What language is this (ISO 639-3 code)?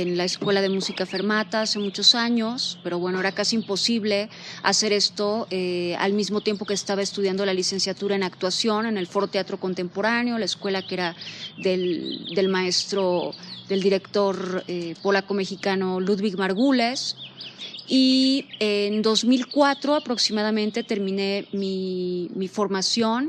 spa